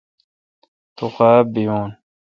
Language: Kalkoti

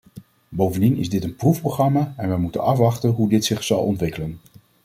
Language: Dutch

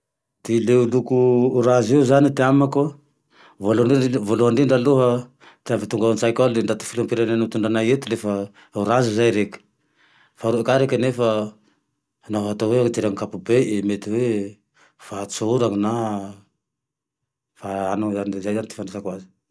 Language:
Tandroy-Mahafaly Malagasy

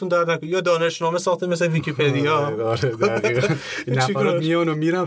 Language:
Persian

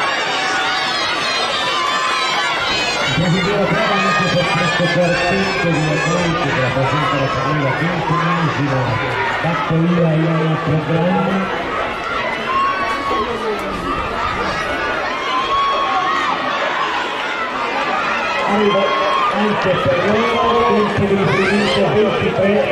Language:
Italian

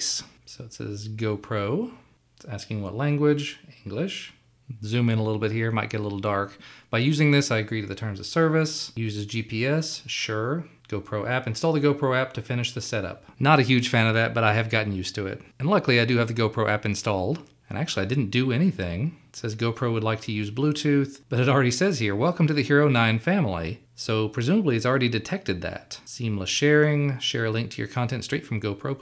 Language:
English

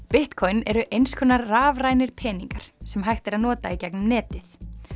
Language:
Icelandic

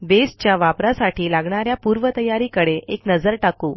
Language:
Marathi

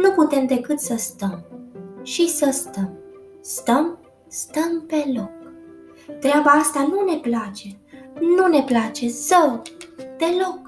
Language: Romanian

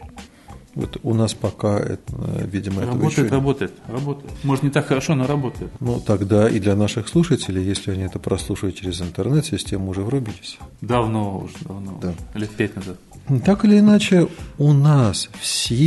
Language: Russian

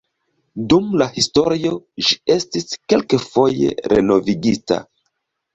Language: Esperanto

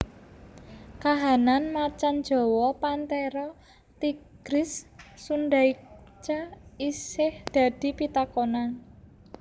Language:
Javanese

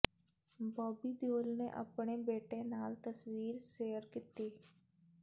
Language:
Punjabi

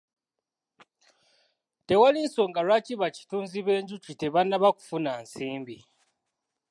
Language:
Ganda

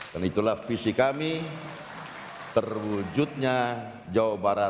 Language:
Indonesian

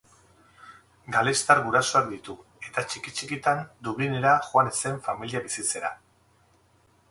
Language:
Basque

